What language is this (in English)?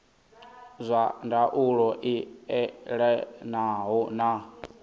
Venda